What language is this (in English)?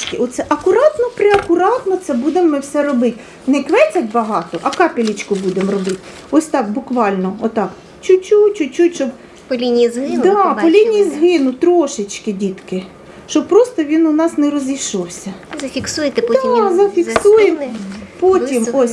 Ukrainian